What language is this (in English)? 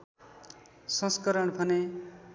Nepali